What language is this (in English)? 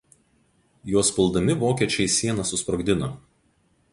Lithuanian